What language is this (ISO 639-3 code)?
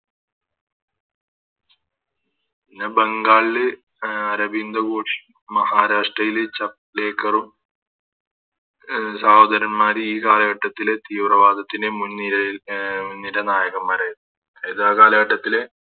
mal